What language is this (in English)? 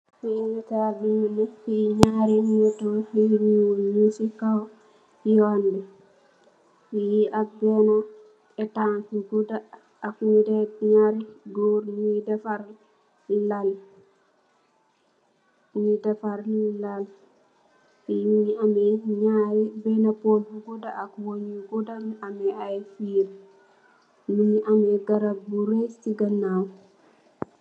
Wolof